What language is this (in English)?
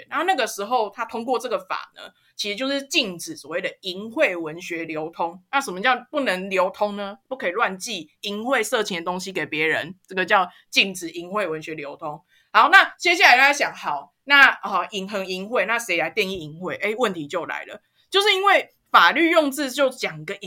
Chinese